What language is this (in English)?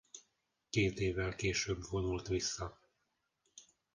Hungarian